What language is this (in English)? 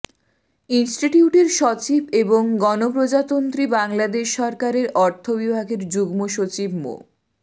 Bangla